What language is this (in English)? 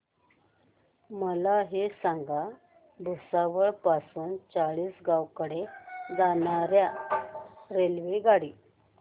Marathi